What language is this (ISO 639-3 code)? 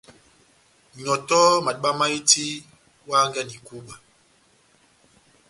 bnm